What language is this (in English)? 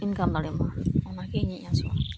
Santali